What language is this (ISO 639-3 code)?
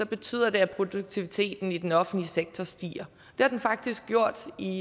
dan